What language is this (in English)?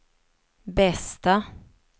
Swedish